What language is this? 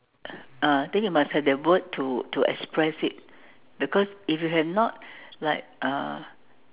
English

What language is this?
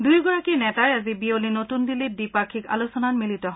Assamese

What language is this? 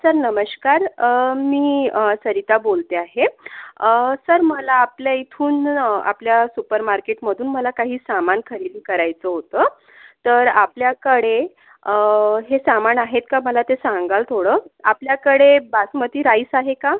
Marathi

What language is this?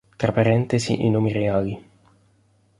Italian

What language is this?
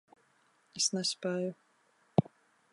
Latvian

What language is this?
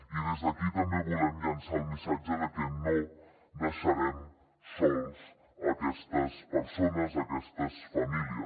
Catalan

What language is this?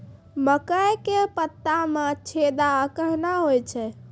Maithili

